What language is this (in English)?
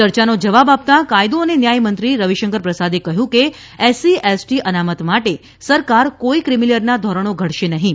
Gujarati